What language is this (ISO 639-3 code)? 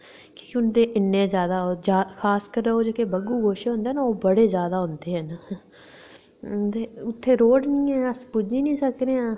doi